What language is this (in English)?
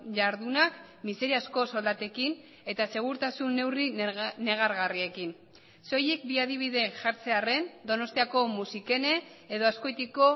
Basque